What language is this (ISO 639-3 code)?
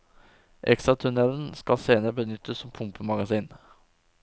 nor